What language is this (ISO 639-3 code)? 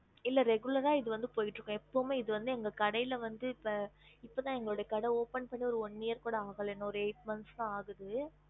tam